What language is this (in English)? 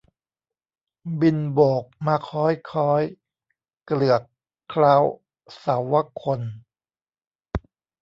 Thai